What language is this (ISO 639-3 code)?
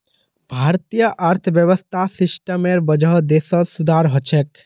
mag